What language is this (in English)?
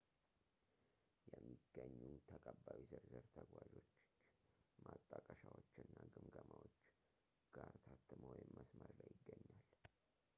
Amharic